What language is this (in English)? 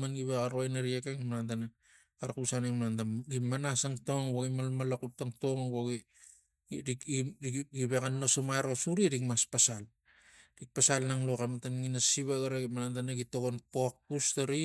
Tigak